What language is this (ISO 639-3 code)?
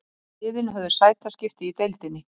isl